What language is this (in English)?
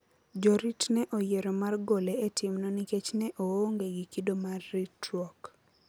Luo (Kenya and Tanzania)